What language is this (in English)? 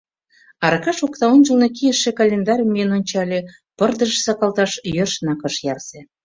Mari